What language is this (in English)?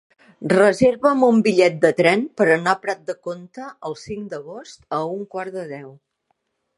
Catalan